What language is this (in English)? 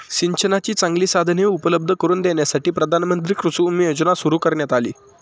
Marathi